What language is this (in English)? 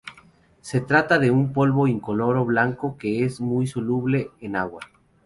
Spanish